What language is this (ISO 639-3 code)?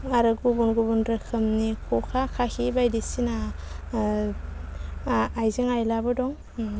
brx